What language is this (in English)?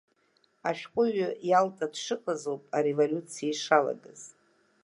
Abkhazian